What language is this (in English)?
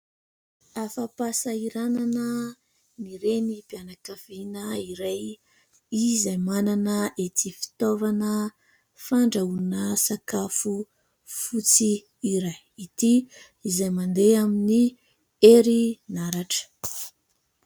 Malagasy